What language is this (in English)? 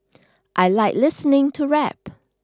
English